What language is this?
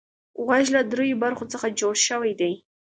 Pashto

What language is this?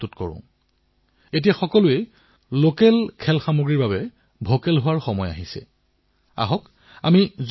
Assamese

